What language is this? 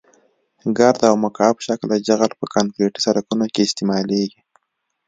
Pashto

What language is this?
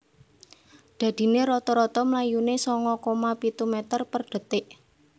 Javanese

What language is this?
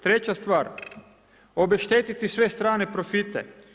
Croatian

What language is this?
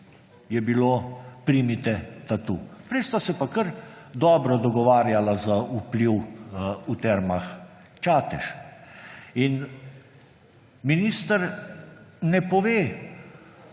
Slovenian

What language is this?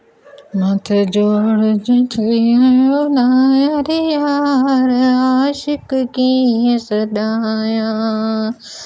Sindhi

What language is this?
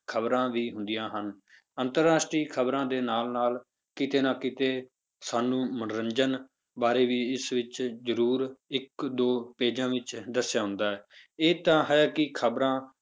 Punjabi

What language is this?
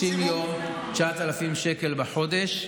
Hebrew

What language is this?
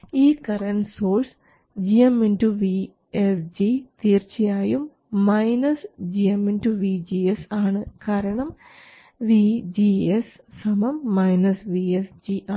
Malayalam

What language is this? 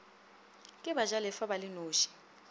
Northern Sotho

